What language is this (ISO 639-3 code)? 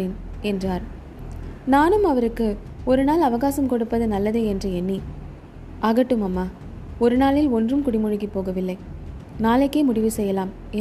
tam